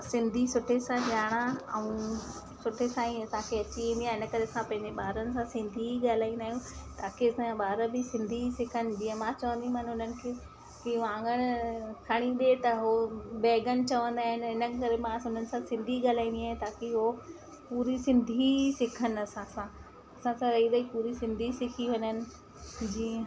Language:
Sindhi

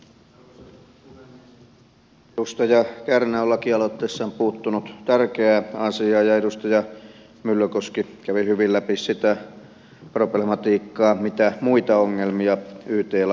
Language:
Finnish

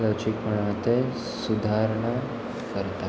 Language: Konkani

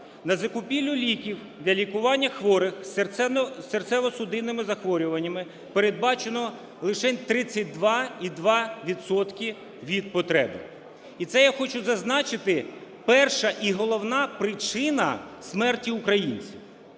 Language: Ukrainian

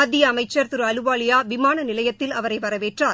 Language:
Tamil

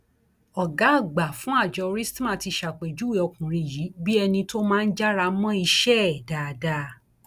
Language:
Yoruba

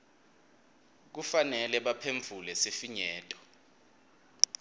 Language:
Swati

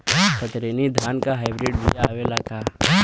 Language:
Bhojpuri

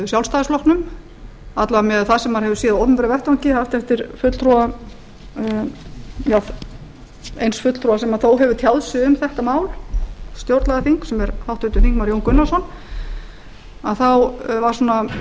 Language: Icelandic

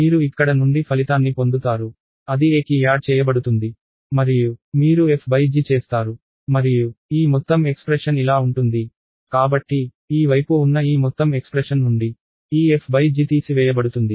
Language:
Telugu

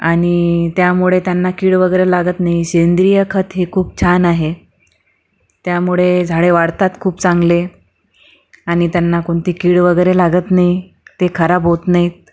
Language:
Marathi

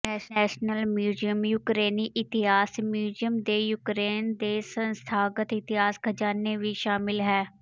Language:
Punjabi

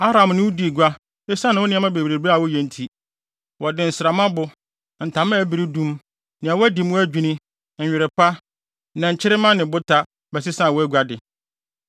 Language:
Akan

